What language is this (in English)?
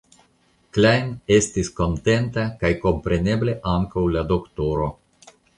Esperanto